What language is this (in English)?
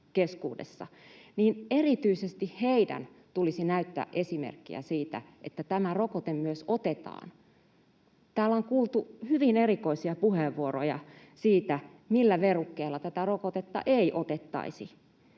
Finnish